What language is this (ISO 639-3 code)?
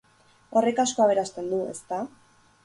eus